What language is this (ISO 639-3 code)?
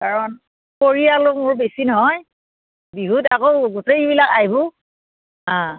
asm